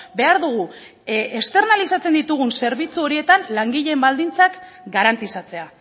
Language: Basque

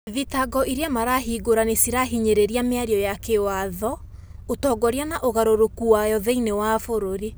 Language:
Kikuyu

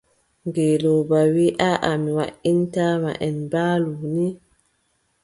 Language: Adamawa Fulfulde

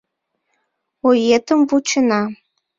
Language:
Mari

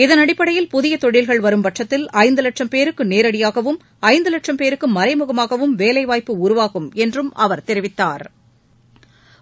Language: Tamil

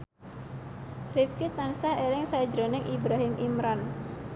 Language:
Javanese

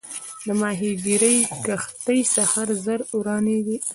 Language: Pashto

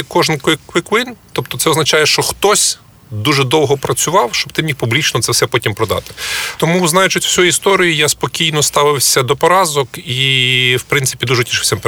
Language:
Ukrainian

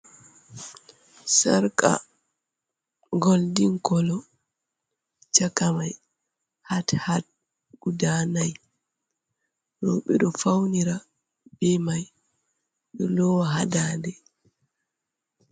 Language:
Fula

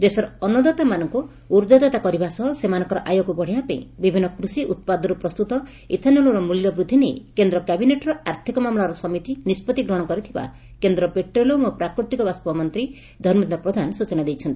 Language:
Odia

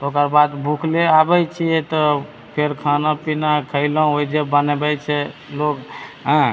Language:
Maithili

